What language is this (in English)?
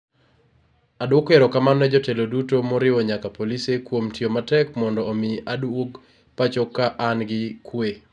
Luo (Kenya and Tanzania)